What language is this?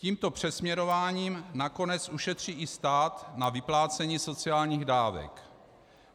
Czech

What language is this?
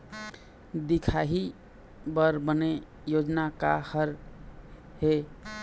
Chhattisgarhi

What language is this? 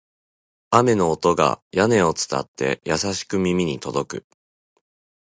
Japanese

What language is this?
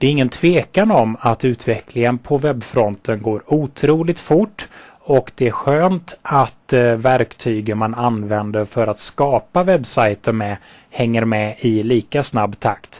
Swedish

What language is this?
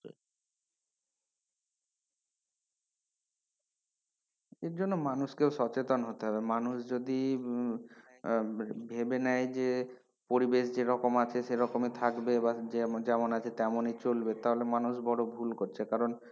Bangla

